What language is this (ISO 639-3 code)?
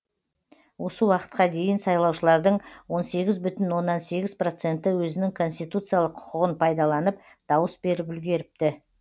kaz